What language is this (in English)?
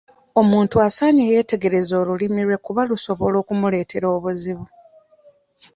Ganda